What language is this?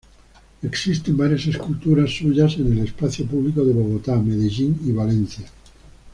Spanish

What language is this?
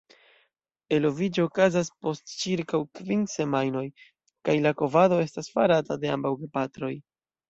Esperanto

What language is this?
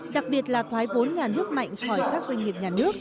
Vietnamese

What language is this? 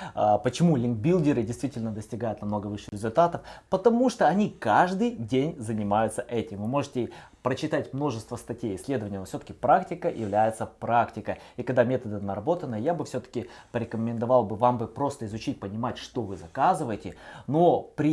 Russian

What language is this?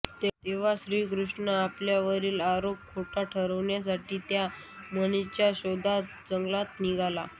Marathi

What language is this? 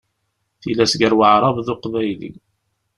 Kabyle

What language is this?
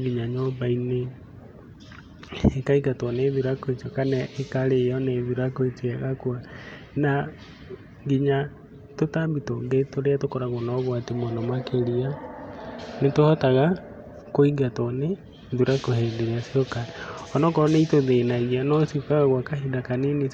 Kikuyu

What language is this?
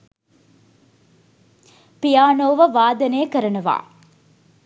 Sinhala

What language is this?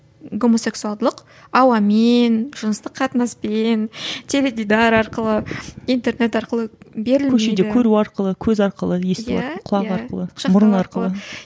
Kazakh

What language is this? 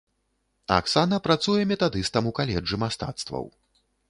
Belarusian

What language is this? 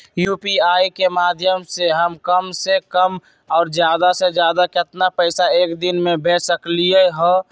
Magahi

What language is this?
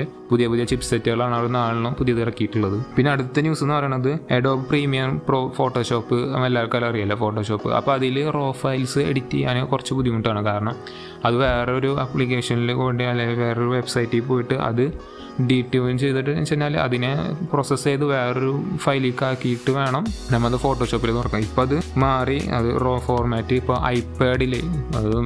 Malayalam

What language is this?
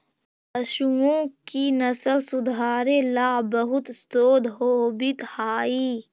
Magahi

